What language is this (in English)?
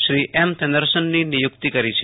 Gujarati